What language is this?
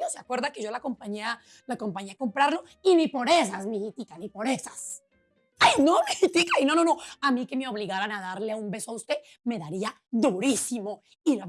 Spanish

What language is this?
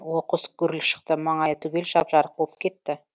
Kazakh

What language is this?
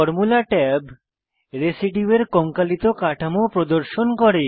Bangla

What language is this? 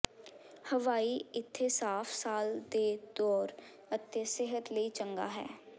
Punjabi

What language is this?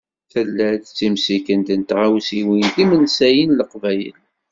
Kabyle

